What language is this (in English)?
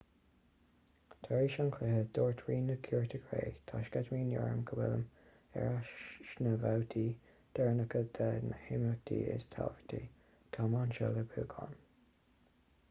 Irish